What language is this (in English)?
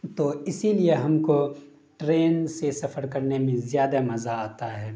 Urdu